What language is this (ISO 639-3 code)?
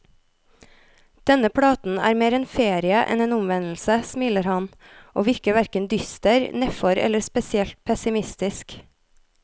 nor